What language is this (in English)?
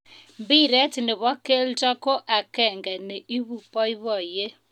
Kalenjin